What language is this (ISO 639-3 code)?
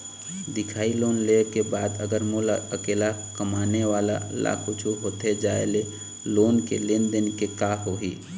hne